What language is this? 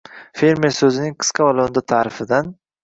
Uzbek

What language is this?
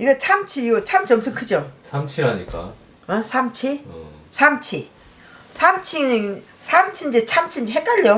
Korean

